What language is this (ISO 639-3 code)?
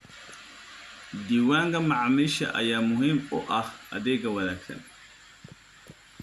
som